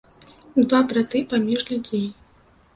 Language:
Belarusian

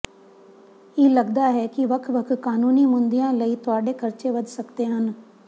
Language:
Punjabi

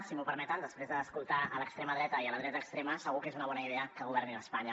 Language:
Catalan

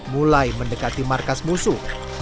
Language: Indonesian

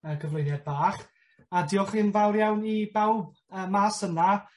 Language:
Welsh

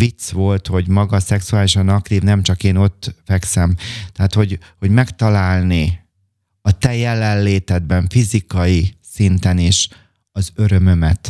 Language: Hungarian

